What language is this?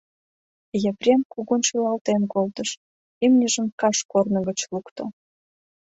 Mari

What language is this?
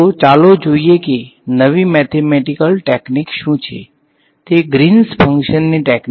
Gujarati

